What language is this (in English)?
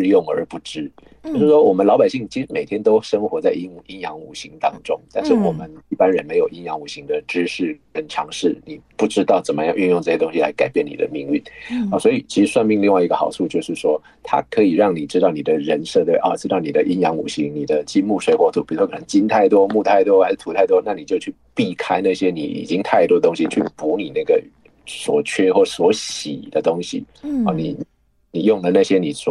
Chinese